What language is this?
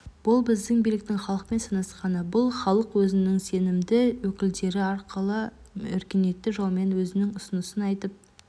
Kazakh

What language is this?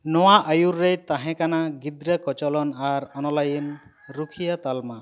Santali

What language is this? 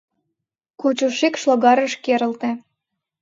Mari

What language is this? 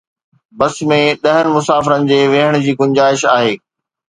Sindhi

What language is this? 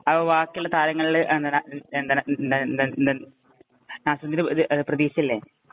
Malayalam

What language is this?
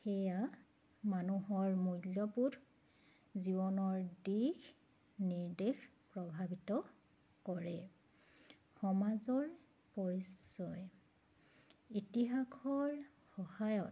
Assamese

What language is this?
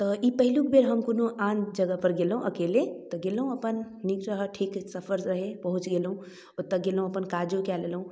Maithili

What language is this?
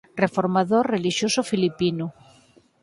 Galician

